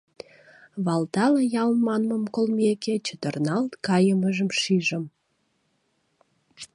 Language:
Mari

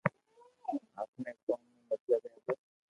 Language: Loarki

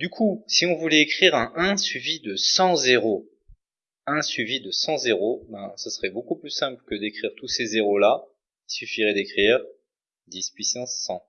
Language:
French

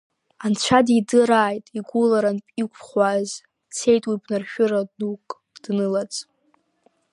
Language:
Abkhazian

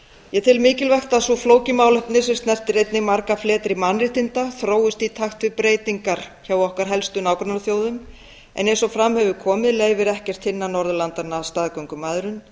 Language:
Icelandic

